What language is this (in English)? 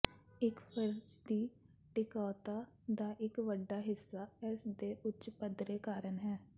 Punjabi